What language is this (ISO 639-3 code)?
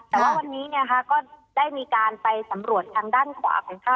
tha